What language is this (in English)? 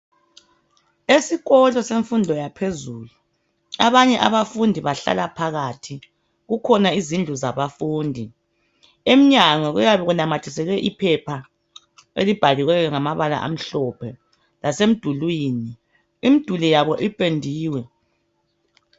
North Ndebele